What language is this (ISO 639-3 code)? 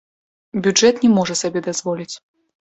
bel